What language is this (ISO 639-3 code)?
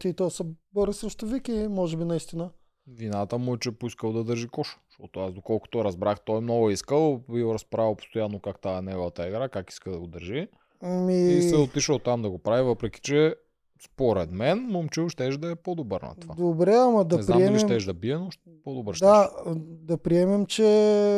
bul